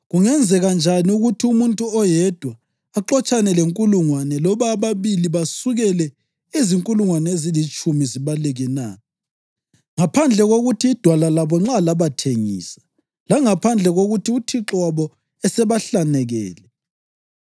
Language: North Ndebele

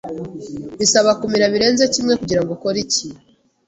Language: Kinyarwanda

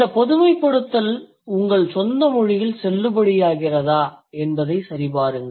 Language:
Tamil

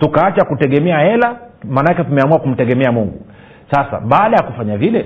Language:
Swahili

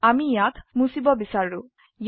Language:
Assamese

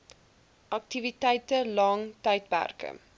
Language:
Afrikaans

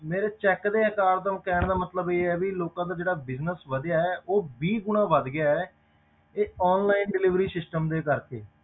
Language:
Punjabi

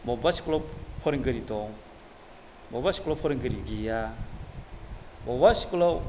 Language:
Bodo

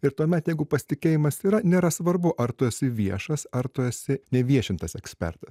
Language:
Lithuanian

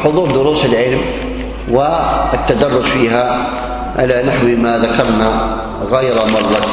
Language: Arabic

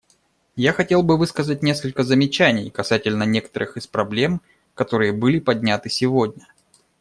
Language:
Russian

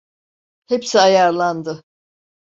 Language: Turkish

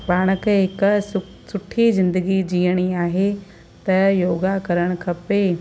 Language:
Sindhi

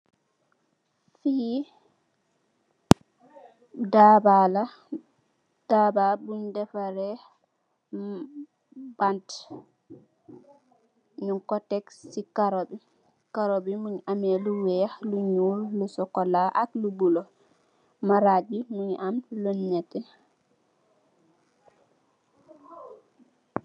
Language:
Wolof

